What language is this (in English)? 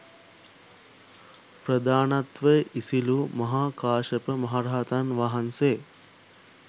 Sinhala